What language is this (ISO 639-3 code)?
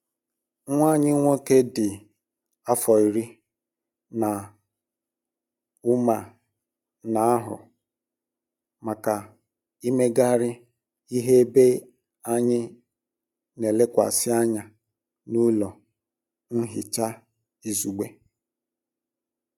ibo